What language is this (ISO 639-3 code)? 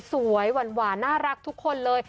tha